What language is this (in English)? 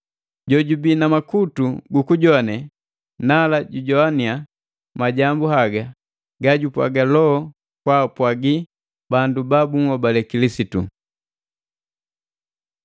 Matengo